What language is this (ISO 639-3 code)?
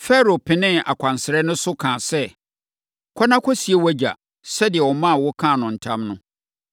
aka